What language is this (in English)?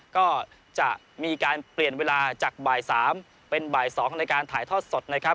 Thai